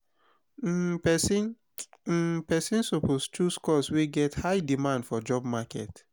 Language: Nigerian Pidgin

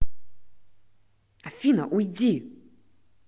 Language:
Russian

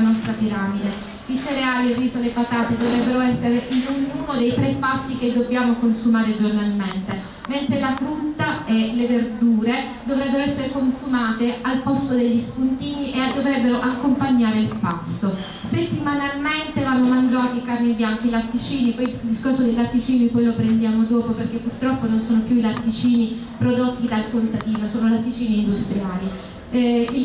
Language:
Italian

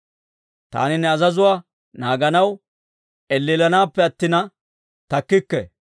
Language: Dawro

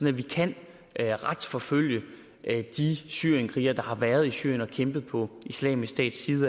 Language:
Danish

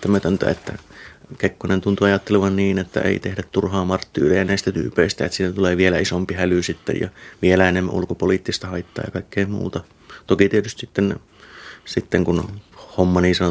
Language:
Finnish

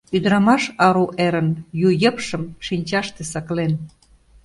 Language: Mari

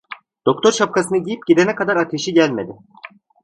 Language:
Turkish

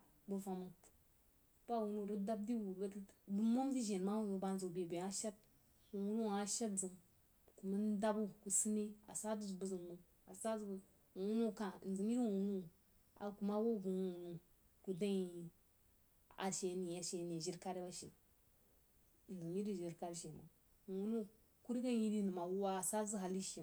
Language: Jiba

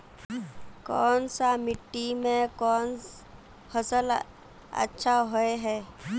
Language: Magahi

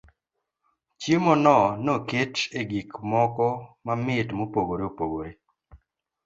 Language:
Luo (Kenya and Tanzania)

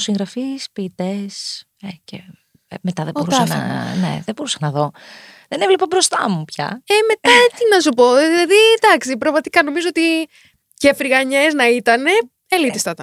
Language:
Greek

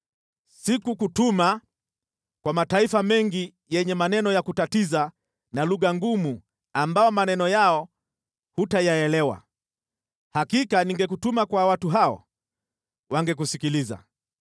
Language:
Swahili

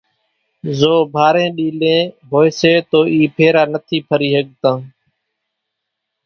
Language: Kachi Koli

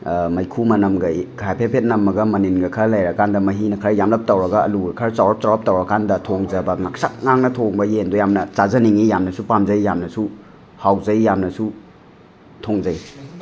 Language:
Manipuri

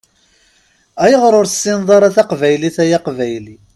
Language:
Kabyle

